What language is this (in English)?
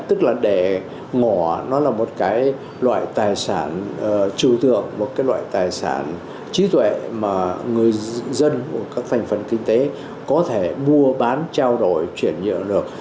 Vietnamese